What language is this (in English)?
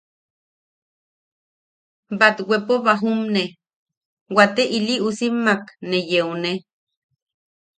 Yaqui